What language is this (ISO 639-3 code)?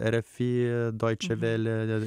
lit